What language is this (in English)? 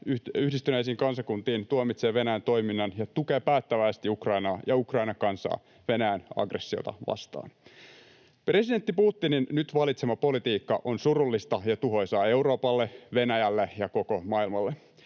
Finnish